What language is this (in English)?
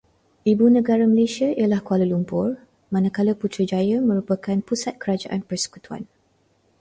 Malay